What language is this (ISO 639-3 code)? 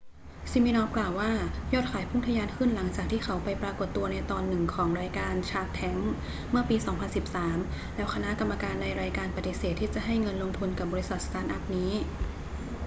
tha